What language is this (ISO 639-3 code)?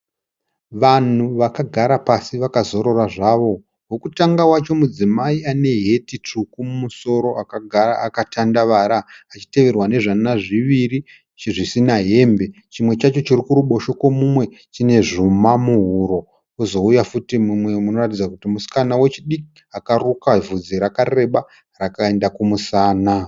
sna